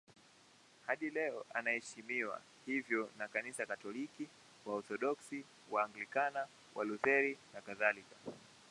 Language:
Swahili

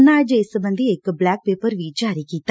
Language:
Punjabi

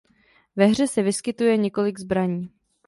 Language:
Czech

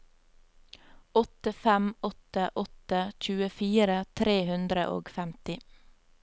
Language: Norwegian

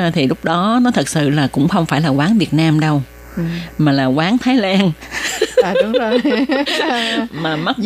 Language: Vietnamese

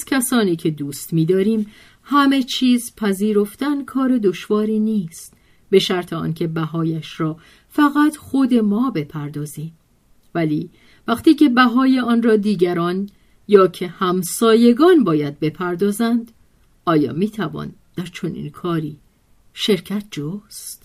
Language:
Persian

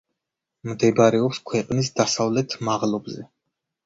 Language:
Georgian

